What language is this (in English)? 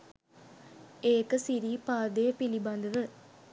Sinhala